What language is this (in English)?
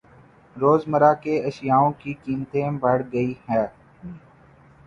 Urdu